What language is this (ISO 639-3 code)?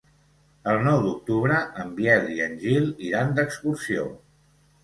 cat